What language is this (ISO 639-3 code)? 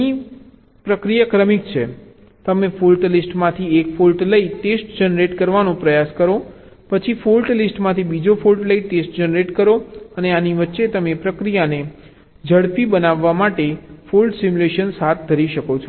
guj